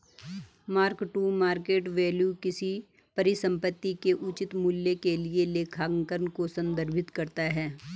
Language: Hindi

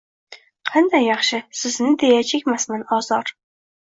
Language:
Uzbek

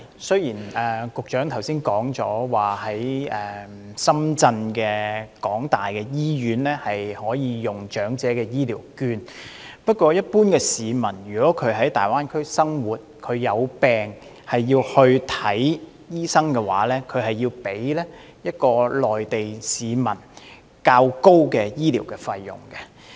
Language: Cantonese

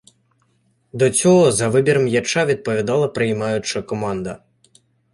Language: Ukrainian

